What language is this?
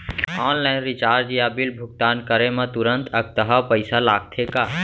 Chhattisgarhi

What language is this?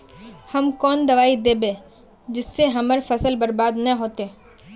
Magahi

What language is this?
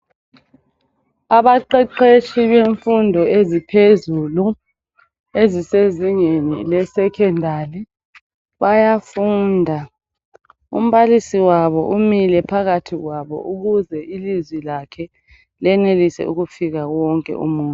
North Ndebele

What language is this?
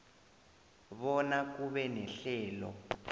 South Ndebele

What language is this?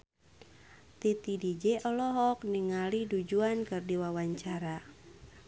Sundanese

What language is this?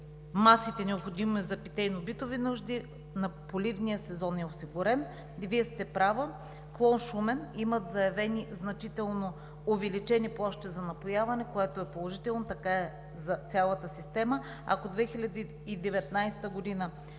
Bulgarian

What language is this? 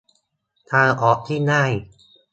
Thai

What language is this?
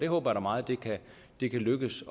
Danish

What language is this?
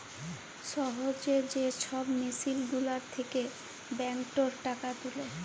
Bangla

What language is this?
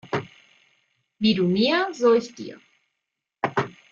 German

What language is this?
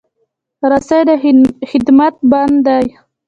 Pashto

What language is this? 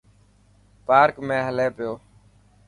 Dhatki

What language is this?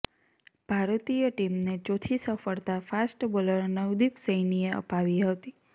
Gujarati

